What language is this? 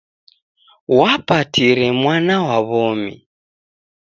Taita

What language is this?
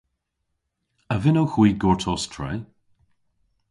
Cornish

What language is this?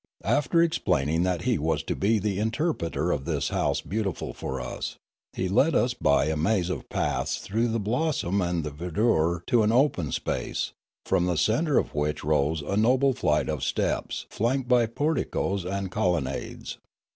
English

